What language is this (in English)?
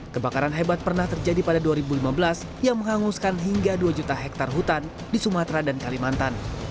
Indonesian